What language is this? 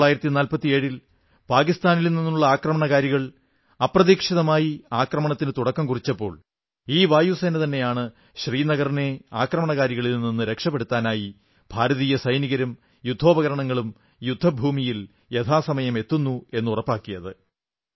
Malayalam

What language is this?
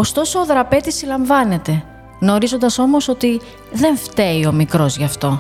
Greek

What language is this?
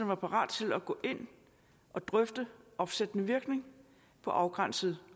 Danish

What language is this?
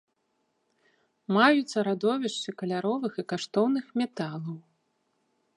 Belarusian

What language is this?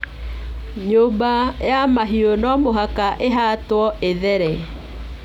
Kikuyu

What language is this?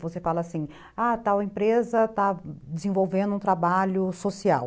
Portuguese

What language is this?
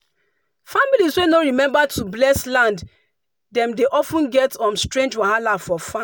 Nigerian Pidgin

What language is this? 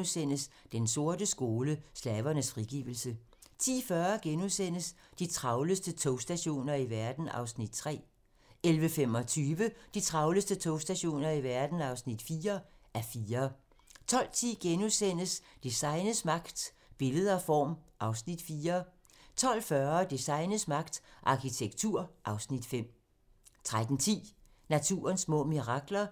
Danish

